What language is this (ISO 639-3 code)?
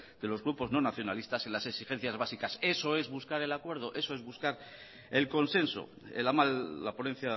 spa